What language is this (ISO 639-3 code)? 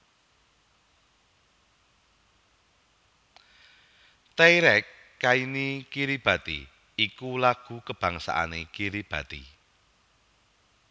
jav